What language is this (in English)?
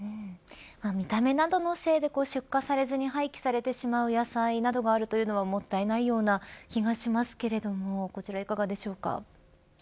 Japanese